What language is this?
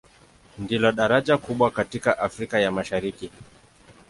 Swahili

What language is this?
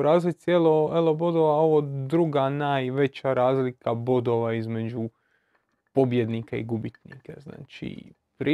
Croatian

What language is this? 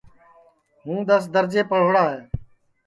Sansi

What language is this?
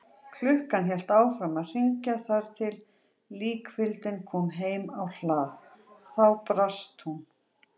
Icelandic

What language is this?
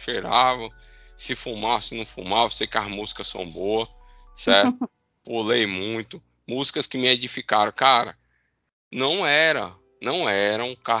Portuguese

